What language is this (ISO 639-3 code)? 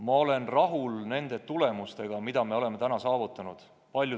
est